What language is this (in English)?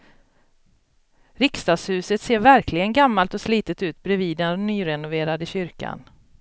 Swedish